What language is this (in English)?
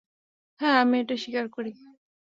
Bangla